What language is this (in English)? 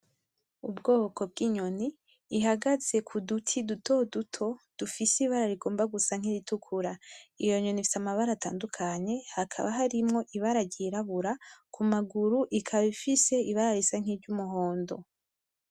Rundi